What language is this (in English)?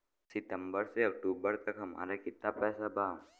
Bhojpuri